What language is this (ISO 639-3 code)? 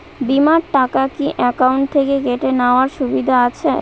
ben